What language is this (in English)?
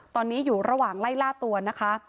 Thai